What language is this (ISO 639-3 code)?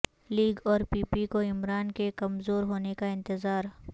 urd